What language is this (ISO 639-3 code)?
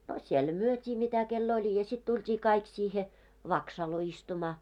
fin